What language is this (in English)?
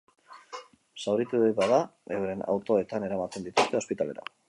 Basque